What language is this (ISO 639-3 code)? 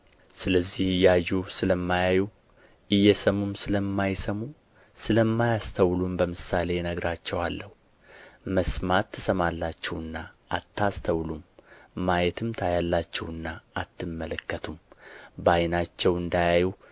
amh